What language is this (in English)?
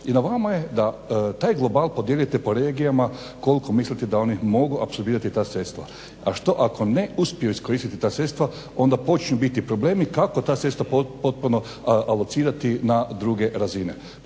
Croatian